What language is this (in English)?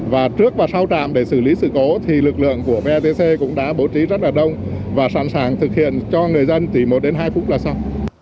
Vietnamese